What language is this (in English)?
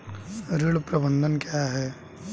Hindi